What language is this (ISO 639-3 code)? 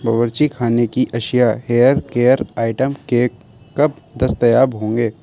urd